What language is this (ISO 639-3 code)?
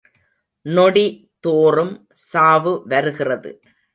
tam